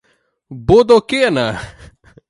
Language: Portuguese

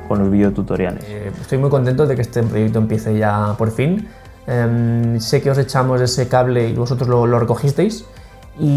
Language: Spanish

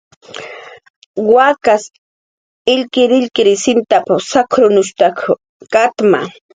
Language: Jaqaru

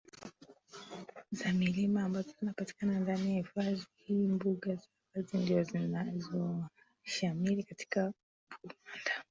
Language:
Swahili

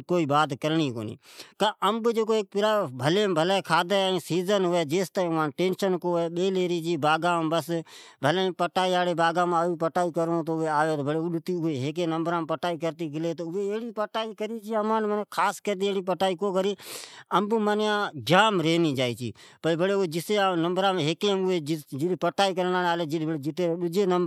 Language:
Od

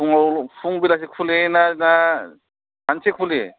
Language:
Bodo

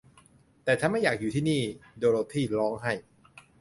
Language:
Thai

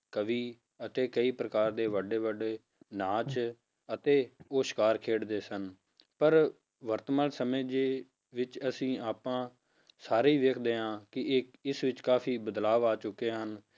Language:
Punjabi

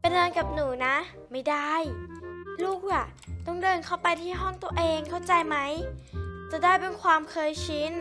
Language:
Thai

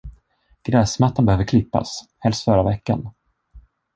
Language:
Swedish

